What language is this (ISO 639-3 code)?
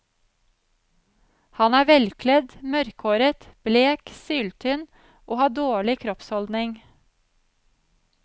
nor